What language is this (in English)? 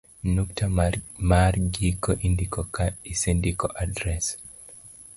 Luo (Kenya and Tanzania)